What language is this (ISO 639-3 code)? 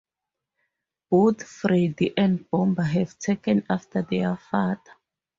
eng